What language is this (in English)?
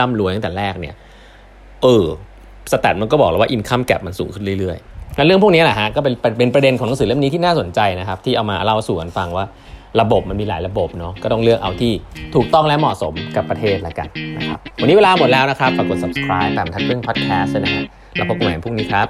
Thai